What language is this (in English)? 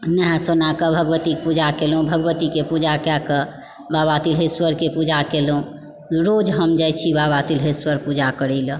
Maithili